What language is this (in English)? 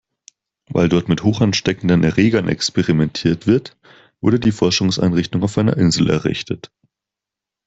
German